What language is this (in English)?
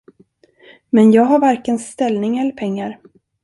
Swedish